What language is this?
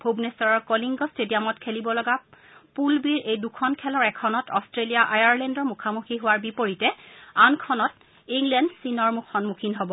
Assamese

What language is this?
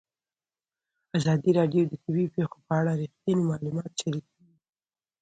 Pashto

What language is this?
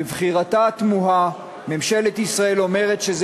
Hebrew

